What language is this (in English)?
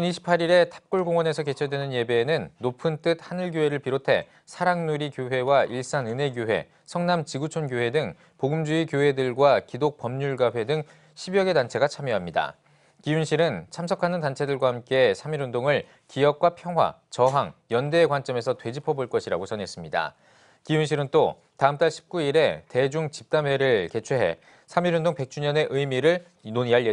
Korean